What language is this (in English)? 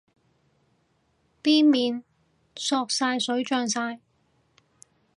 Cantonese